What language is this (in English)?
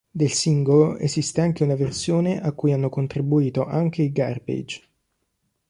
Italian